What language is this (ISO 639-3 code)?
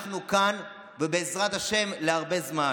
heb